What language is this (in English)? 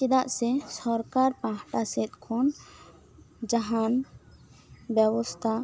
Santali